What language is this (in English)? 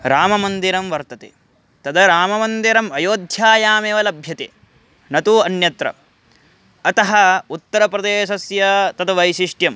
Sanskrit